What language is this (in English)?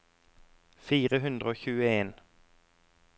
Norwegian